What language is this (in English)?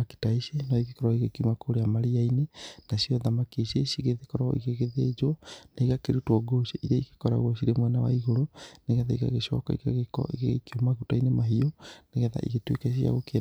Kikuyu